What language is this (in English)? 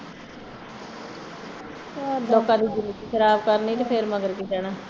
Punjabi